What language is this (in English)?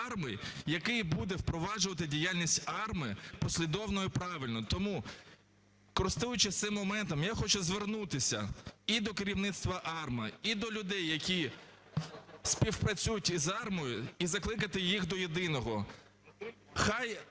Ukrainian